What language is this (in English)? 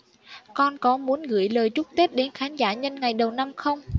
Vietnamese